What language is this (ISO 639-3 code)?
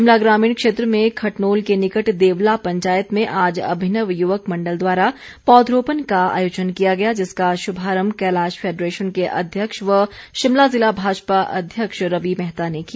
hin